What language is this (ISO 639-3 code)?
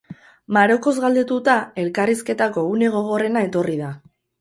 eus